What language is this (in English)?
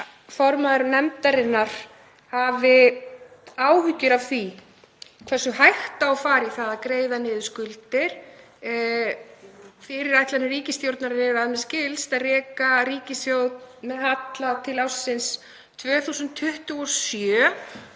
Icelandic